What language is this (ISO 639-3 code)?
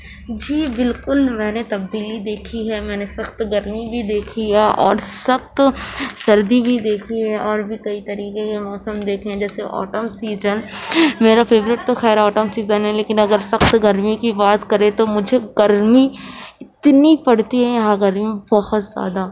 urd